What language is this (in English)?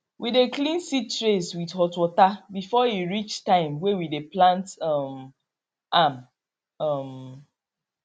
Nigerian Pidgin